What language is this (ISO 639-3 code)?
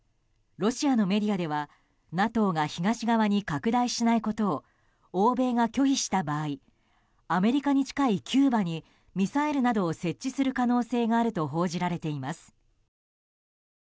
jpn